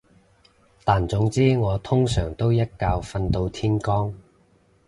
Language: Cantonese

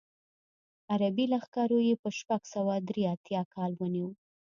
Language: Pashto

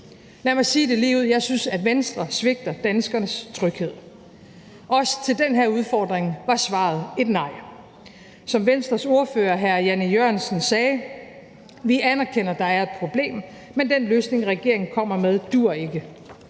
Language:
Danish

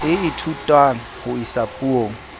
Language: Southern Sotho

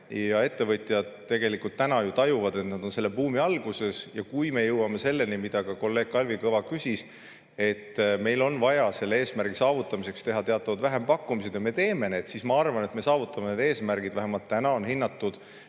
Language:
Estonian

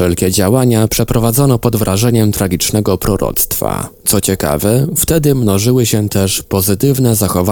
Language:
Polish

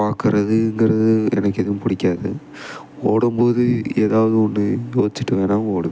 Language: Tamil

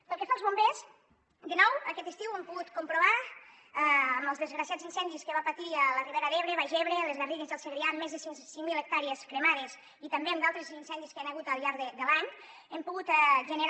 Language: Catalan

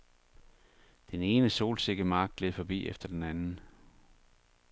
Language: Danish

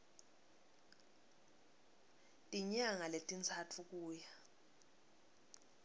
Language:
Swati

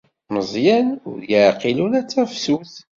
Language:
Kabyle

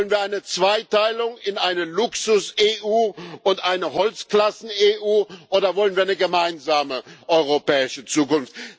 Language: German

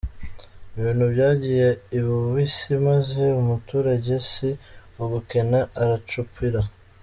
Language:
Kinyarwanda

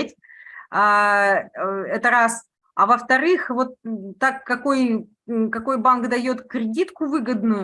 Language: Russian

